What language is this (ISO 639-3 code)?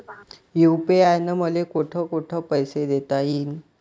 mar